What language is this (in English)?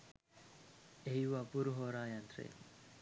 Sinhala